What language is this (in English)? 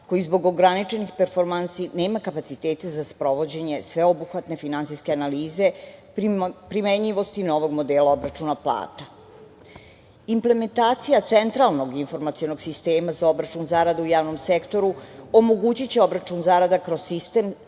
Serbian